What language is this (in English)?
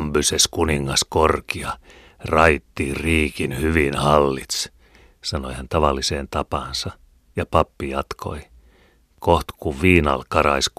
Finnish